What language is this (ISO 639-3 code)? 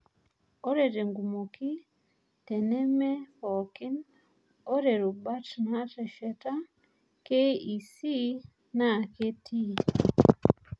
mas